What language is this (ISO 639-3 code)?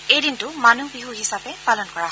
asm